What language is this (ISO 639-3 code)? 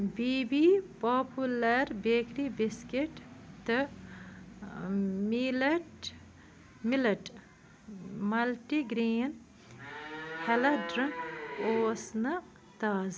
kas